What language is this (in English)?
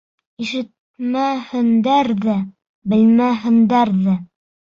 Bashkir